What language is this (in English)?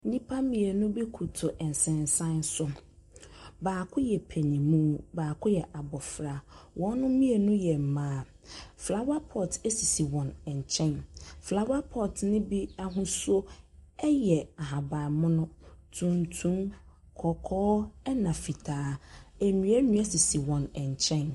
Akan